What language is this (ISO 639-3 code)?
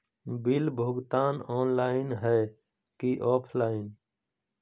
mag